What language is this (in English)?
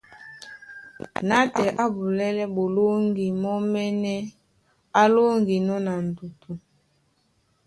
Duala